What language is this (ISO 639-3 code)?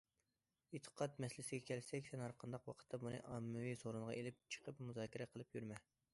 uig